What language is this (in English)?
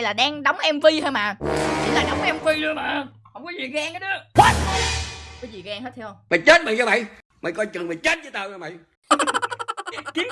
Vietnamese